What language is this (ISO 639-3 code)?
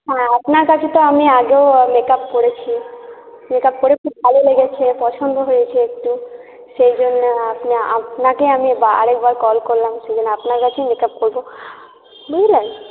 ben